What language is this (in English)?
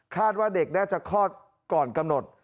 Thai